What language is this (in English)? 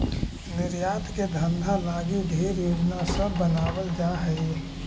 Magahi